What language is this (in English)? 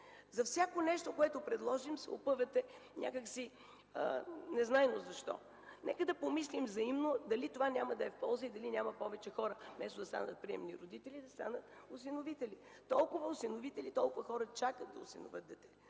Bulgarian